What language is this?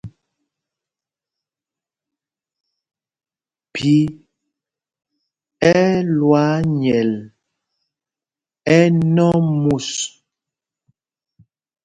Mpumpong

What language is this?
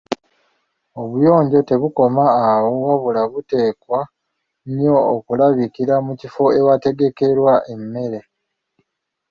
Ganda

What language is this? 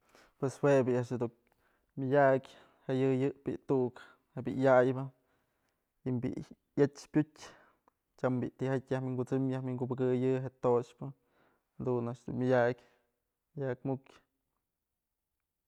Mazatlán Mixe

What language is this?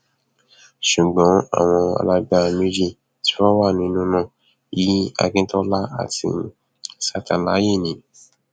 Yoruba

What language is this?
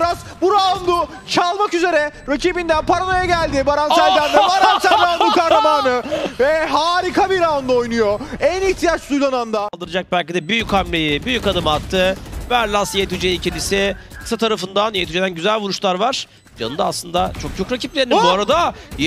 Turkish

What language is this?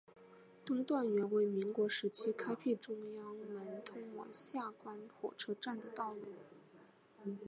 Chinese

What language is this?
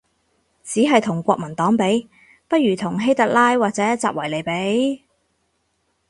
Cantonese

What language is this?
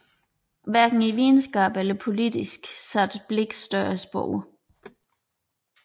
Danish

